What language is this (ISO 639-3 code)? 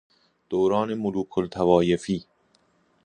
fas